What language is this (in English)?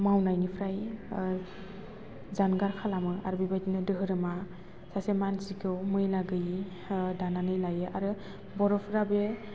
Bodo